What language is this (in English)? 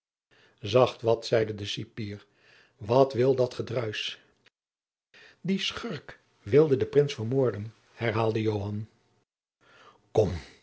Dutch